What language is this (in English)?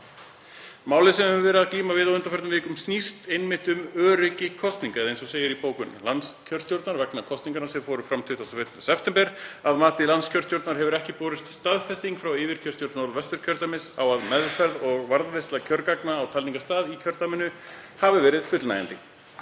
Icelandic